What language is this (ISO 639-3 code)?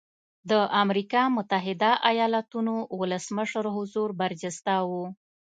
pus